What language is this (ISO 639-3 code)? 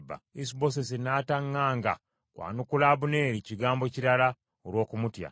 lug